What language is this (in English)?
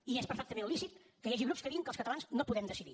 Catalan